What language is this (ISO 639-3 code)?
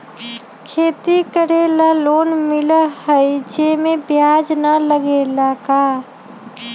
mag